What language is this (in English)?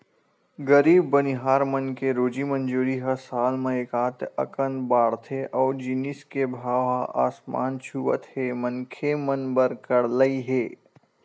Chhattisgarhi